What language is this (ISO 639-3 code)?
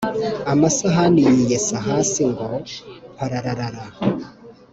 kin